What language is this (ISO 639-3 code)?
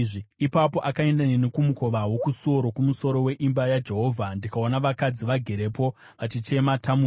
sna